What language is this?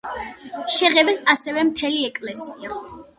Georgian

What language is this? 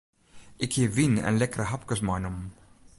Western Frisian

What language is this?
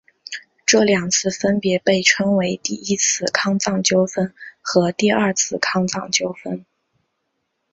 Chinese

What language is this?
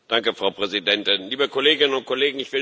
German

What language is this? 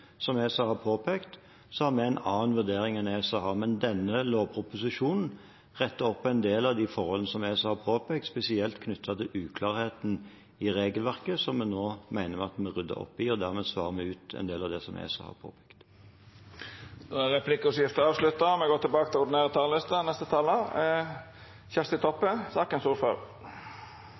Norwegian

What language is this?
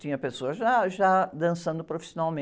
Portuguese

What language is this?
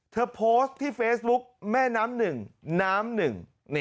Thai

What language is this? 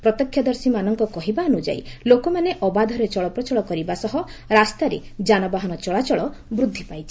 Odia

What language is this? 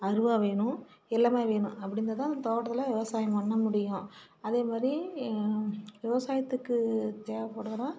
Tamil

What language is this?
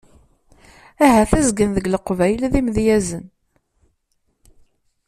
Kabyle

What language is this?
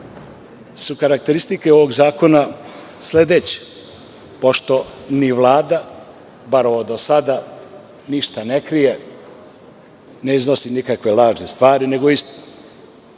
Serbian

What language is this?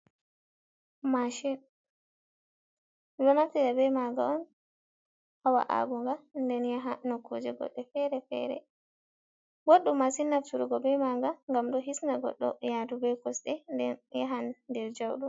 Fula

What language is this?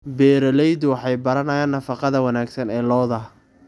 Somali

